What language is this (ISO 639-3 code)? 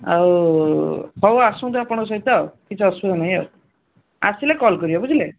ori